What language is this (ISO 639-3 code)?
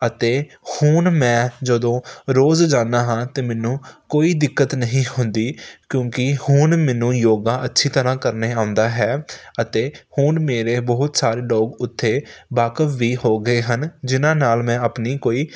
pan